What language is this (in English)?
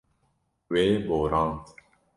Kurdish